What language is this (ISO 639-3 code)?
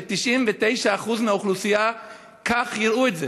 heb